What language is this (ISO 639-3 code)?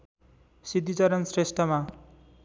nep